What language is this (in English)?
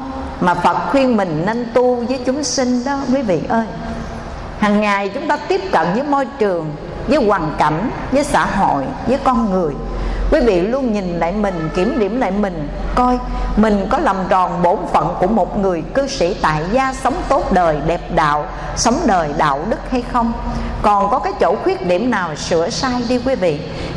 Vietnamese